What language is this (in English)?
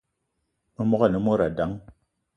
Eton (Cameroon)